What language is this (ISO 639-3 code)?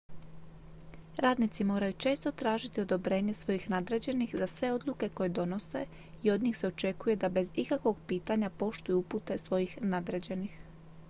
hrv